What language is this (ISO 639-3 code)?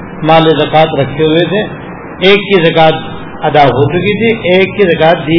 urd